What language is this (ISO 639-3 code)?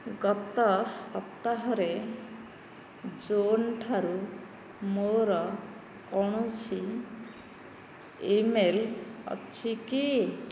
ori